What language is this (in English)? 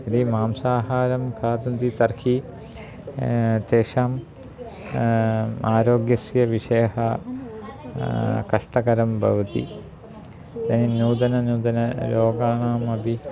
Sanskrit